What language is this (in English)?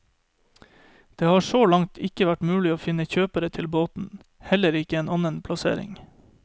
Norwegian